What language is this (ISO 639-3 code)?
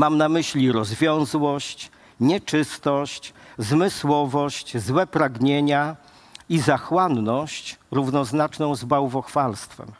pol